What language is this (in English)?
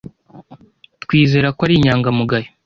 Kinyarwanda